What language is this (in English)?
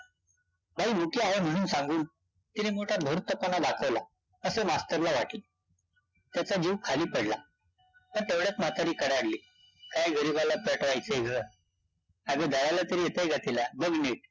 Marathi